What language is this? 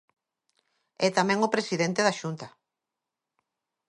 Galician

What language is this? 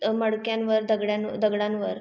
Marathi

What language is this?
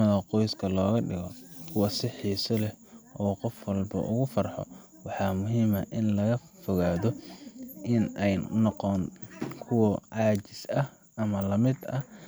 Somali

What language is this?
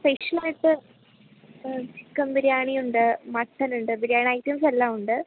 Malayalam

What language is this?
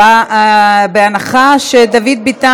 Hebrew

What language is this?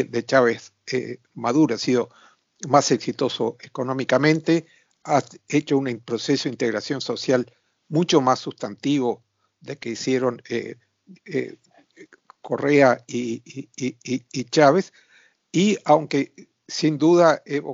Spanish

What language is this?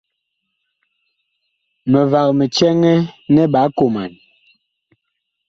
Bakoko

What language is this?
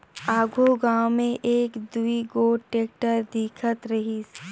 Chhattisgarhi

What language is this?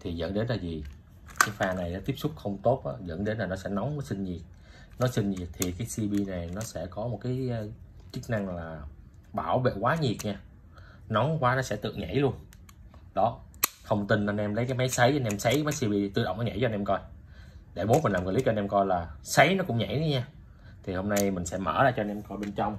Vietnamese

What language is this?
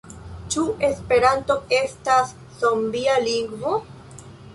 Esperanto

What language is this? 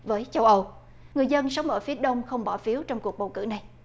Vietnamese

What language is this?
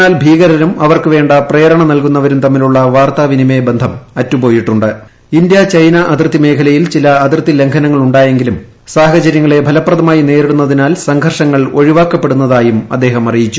Malayalam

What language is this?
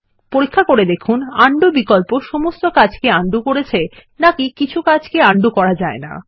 Bangla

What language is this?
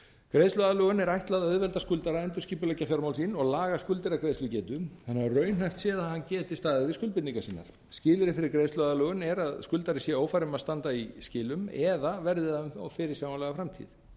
Icelandic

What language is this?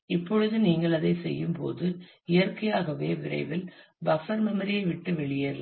Tamil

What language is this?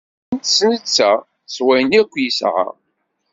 Kabyle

